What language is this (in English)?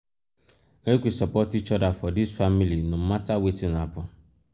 Nigerian Pidgin